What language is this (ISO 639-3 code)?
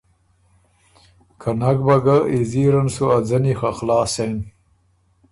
oru